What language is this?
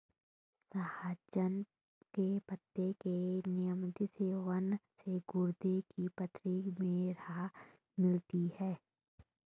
Hindi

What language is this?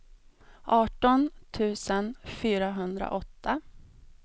Swedish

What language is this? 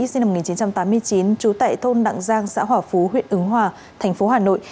Vietnamese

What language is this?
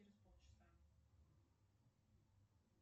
Russian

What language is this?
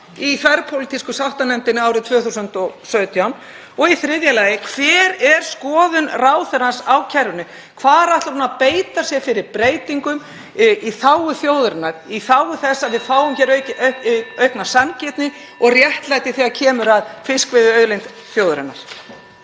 Icelandic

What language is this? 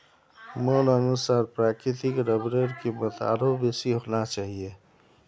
Magahi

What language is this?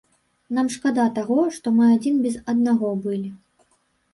Belarusian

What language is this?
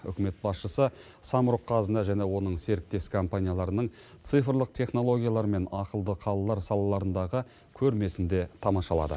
Kazakh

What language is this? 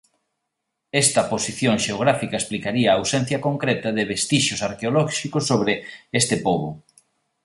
Galician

